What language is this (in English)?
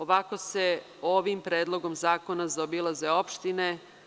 Serbian